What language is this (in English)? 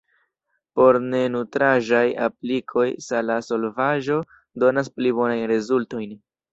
Esperanto